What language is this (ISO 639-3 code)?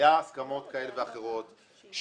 heb